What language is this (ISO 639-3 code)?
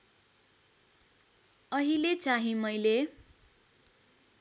nep